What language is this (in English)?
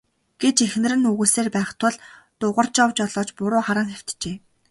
Mongolian